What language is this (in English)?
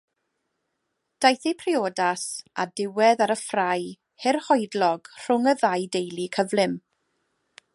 Welsh